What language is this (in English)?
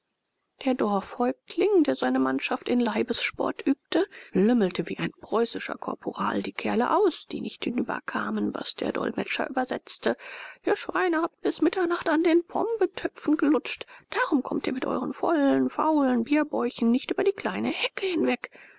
German